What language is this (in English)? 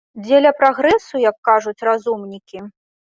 Belarusian